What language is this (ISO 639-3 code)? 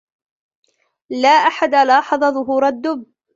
ara